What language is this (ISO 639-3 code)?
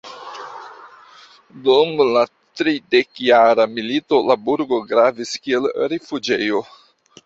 epo